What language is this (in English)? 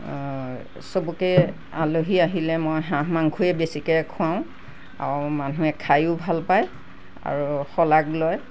Assamese